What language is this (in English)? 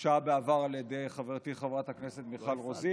Hebrew